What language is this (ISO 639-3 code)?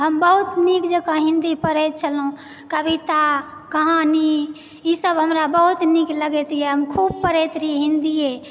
mai